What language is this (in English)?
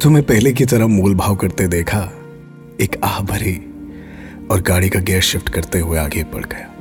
Hindi